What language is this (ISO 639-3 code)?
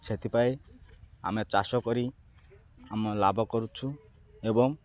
ori